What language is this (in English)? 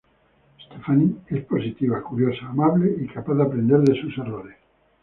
Spanish